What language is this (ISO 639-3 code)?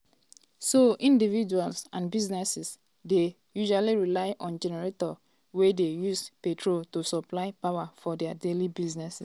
pcm